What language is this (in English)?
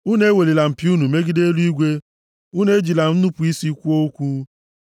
Igbo